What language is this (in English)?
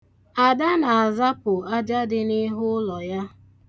Igbo